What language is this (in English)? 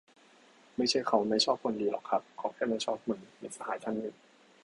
Thai